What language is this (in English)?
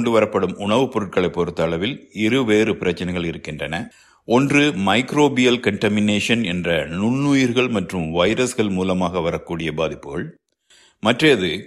Tamil